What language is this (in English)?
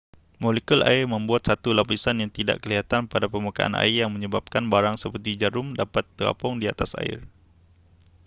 Malay